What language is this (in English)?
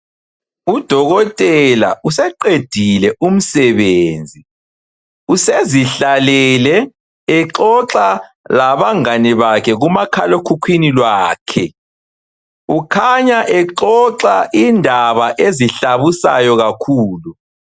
North Ndebele